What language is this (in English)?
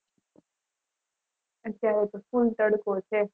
Gujarati